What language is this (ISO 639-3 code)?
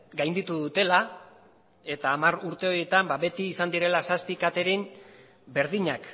eus